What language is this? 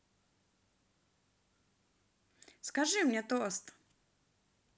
Russian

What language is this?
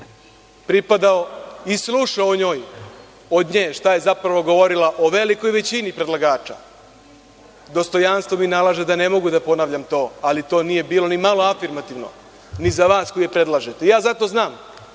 Serbian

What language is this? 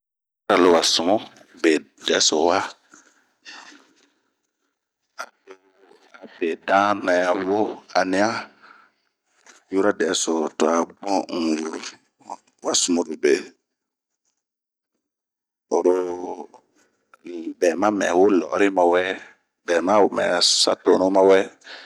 Bomu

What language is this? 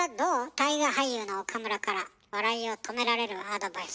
Japanese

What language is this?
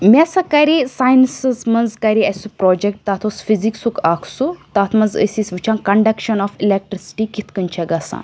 Kashmiri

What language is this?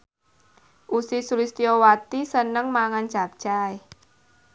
Javanese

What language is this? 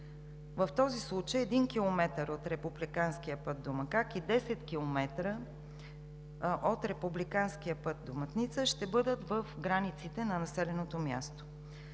Bulgarian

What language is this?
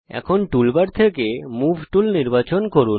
Bangla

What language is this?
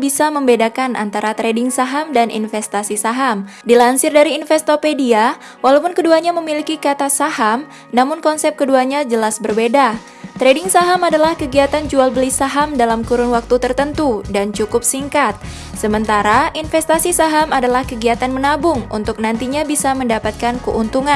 Indonesian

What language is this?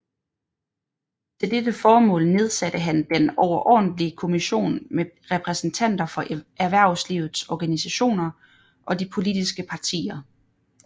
Danish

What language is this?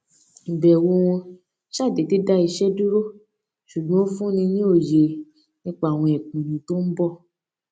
Yoruba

